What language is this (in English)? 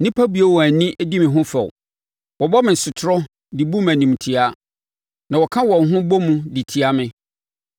Akan